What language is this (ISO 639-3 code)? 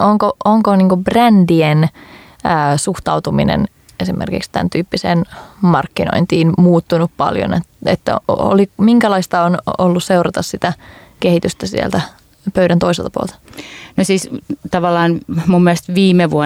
fin